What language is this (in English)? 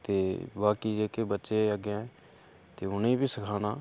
Dogri